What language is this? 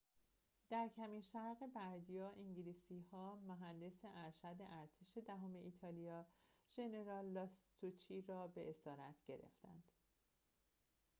Persian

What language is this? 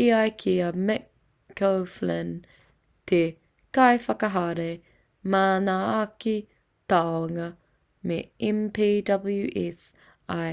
Māori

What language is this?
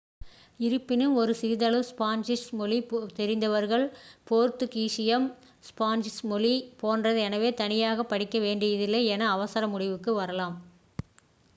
Tamil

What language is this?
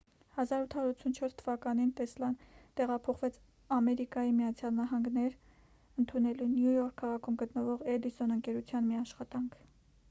Armenian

